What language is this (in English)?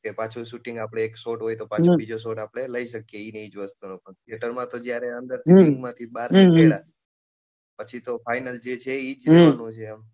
Gujarati